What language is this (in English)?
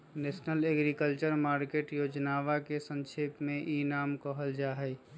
Magahi